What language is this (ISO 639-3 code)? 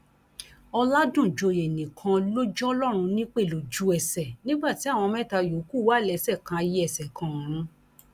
yor